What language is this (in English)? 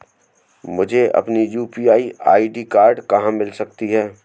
Hindi